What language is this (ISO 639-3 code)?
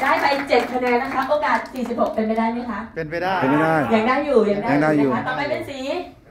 tha